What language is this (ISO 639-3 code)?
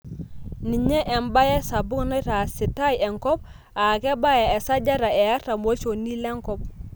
mas